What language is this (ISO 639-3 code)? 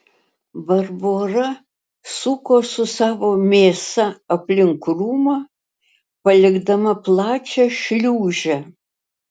lit